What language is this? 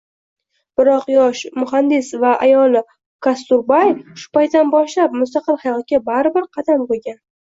Uzbek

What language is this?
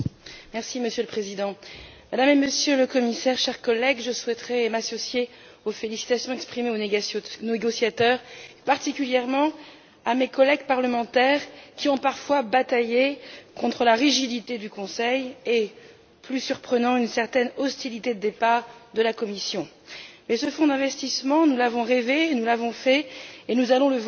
French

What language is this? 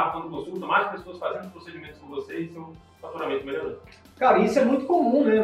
Portuguese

